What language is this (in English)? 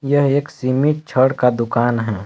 Hindi